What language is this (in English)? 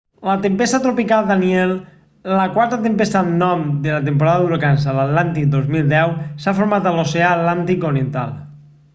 Catalan